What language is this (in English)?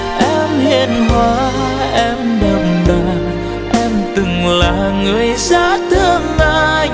Vietnamese